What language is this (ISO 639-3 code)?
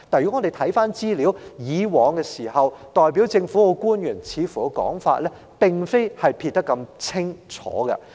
yue